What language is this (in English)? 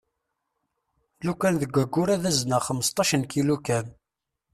Kabyle